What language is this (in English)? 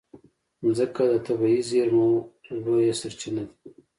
Pashto